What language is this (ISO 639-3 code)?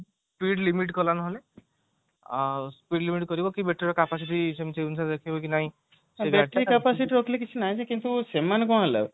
ori